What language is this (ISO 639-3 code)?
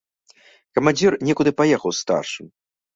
bel